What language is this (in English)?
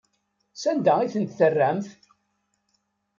Kabyle